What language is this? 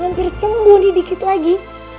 Indonesian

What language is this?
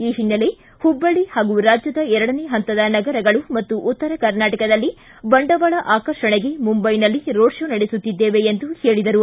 Kannada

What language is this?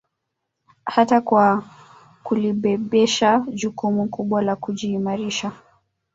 Swahili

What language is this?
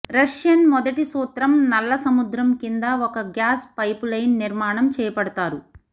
Telugu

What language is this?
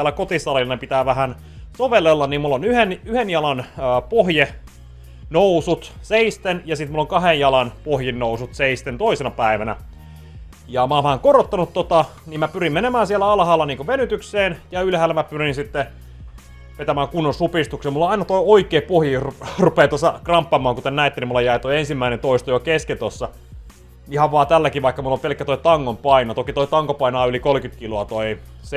Finnish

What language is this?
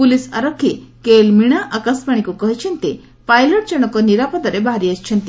Odia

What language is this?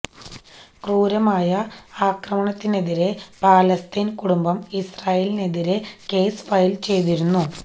Malayalam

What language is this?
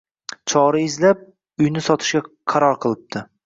Uzbek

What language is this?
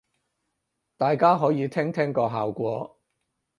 Cantonese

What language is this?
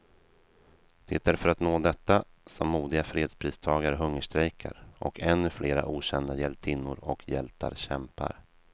Swedish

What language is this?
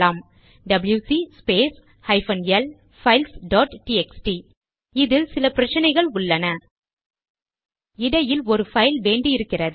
Tamil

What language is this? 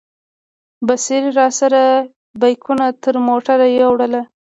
Pashto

